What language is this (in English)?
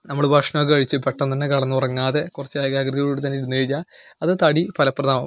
Malayalam